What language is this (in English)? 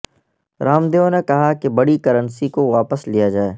Urdu